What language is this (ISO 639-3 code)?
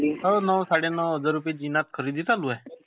mar